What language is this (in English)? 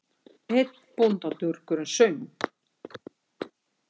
Icelandic